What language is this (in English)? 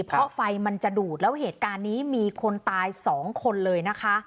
Thai